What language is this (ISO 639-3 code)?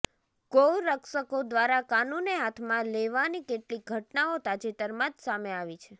guj